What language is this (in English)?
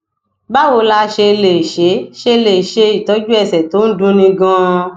Yoruba